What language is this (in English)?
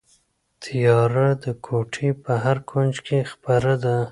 Pashto